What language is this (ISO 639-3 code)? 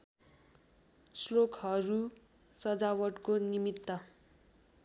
nep